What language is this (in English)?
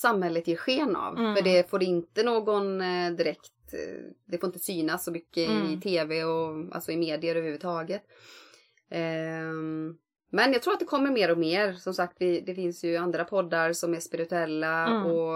Swedish